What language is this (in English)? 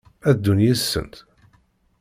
Kabyle